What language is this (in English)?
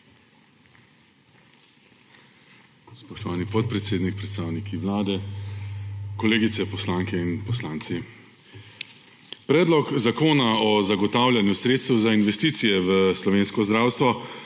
Slovenian